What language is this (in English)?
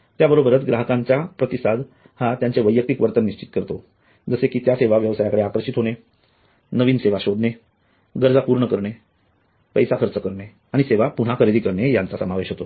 Marathi